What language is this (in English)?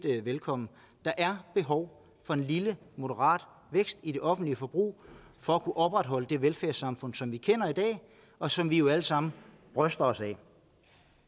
Danish